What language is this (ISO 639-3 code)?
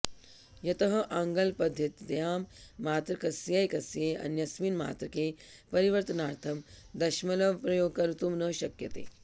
san